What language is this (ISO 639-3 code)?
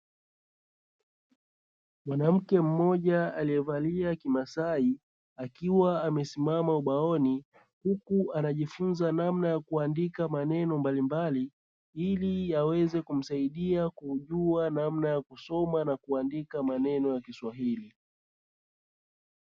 swa